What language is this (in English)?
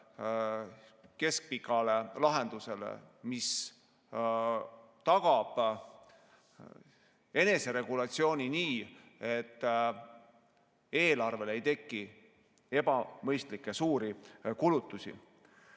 Estonian